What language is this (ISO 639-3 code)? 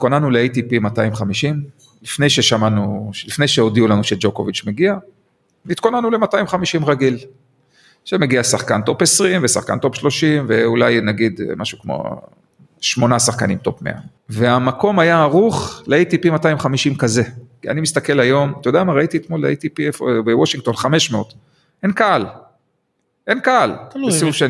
heb